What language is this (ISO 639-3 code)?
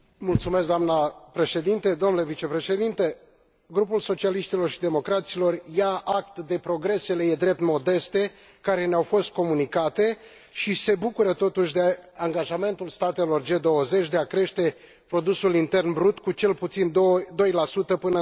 ron